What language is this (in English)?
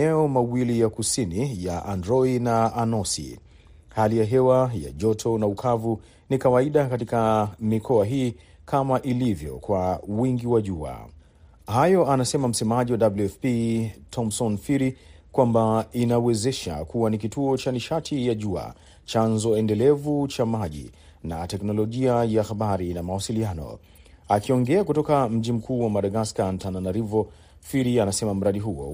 Swahili